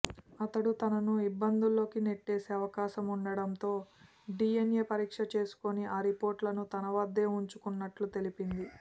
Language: Telugu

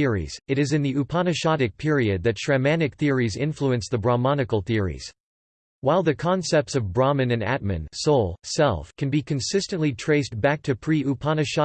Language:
English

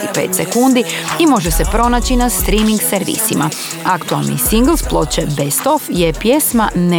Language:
Croatian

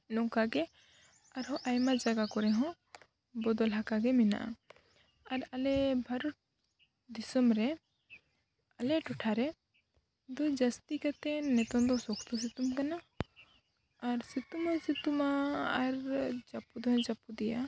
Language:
Santali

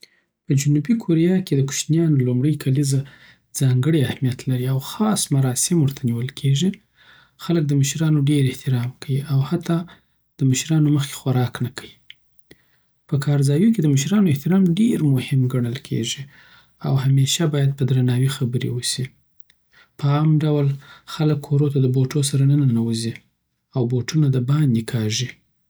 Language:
Southern Pashto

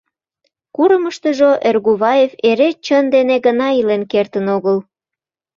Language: Mari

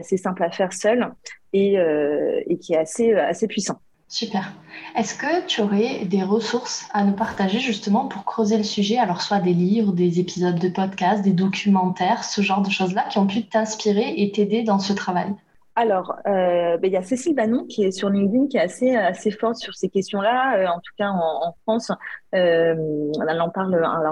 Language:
French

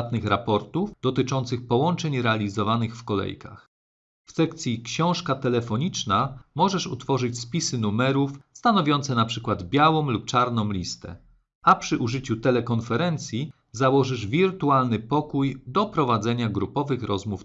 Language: Polish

